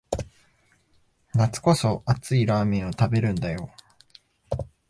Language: Japanese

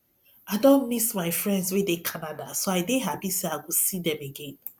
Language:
Nigerian Pidgin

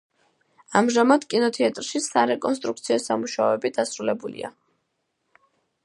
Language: Georgian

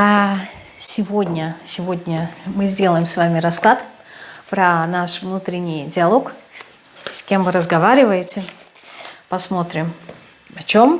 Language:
Russian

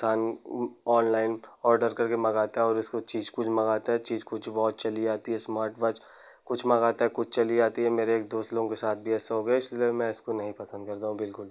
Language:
Hindi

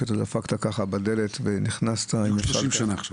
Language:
Hebrew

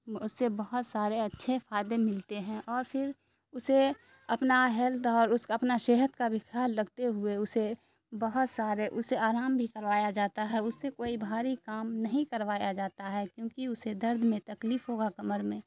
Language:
Urdu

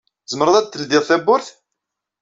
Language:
Kabyle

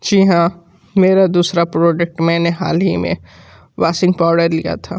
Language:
Hindi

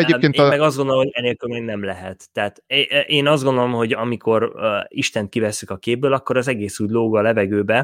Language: Hungarian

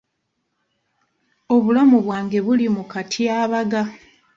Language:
Ganda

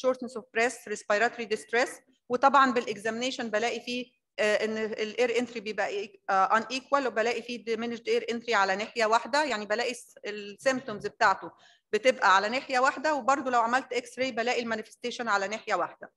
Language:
Arabic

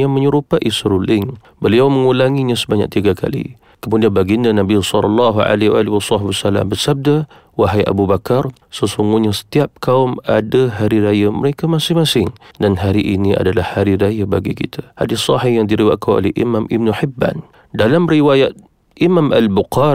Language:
Malay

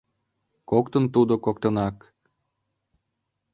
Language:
Mari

